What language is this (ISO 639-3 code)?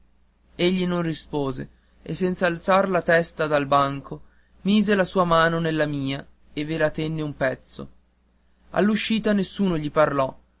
ita